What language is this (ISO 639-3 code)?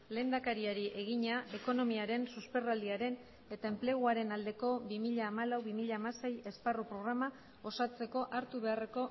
eus